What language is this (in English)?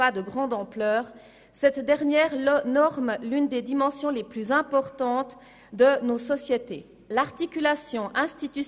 Swiss German